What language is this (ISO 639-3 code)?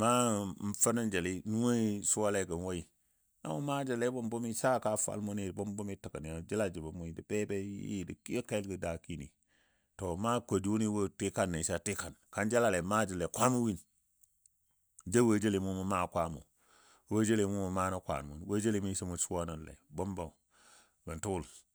dbd